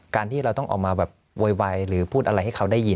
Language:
Thai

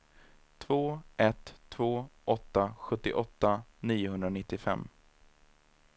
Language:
Swedish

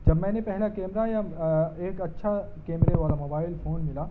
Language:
Urdu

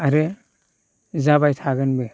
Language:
Bodo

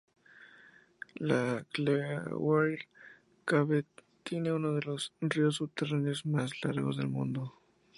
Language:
Spanish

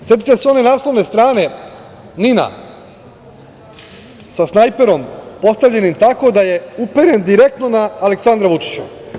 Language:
Serbian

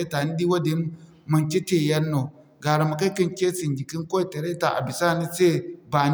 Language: Zarma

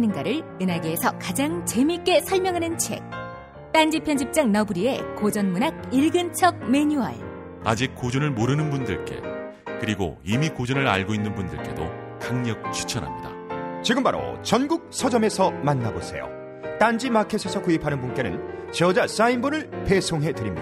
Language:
Korean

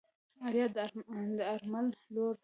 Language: Pashto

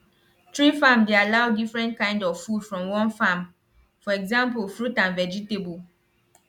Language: Nigerian Pidgin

